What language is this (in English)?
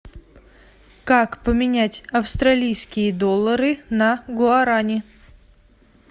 Russian